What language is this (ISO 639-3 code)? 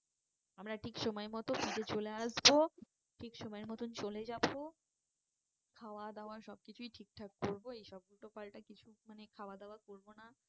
ben